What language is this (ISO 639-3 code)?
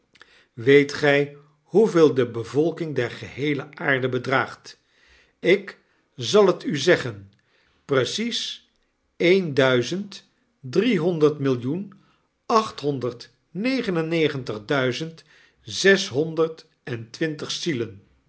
nld